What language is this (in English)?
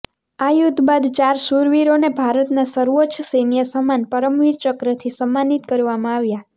Gujarati